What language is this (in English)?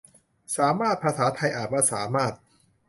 Thai